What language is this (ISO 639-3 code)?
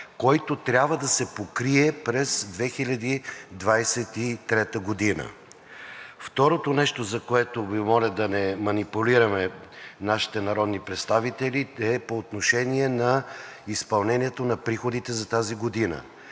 bul